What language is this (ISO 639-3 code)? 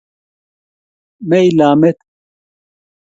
kln